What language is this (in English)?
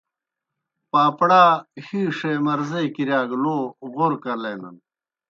Kohistani Shina